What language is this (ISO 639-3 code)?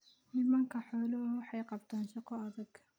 som